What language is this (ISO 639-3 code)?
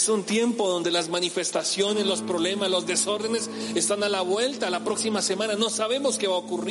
spa